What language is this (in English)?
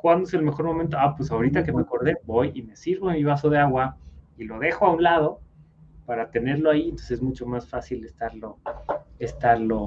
Spanish